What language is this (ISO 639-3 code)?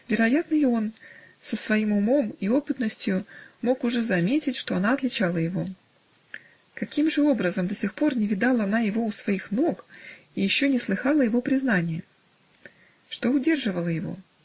rus